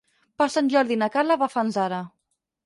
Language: Catalan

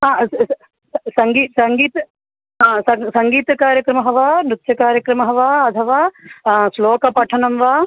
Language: Sanskrit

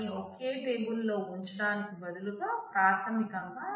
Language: Telugu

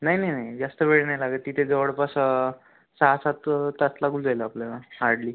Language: Marathi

